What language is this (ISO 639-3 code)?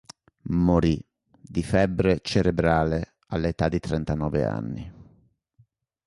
ita